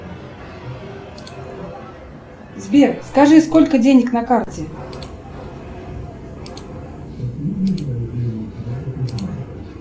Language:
Russian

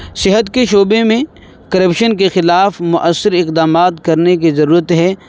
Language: Urdu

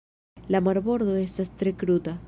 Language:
Esperanto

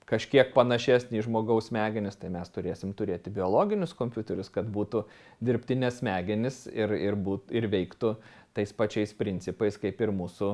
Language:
Lithuanian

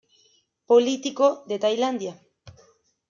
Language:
Spanish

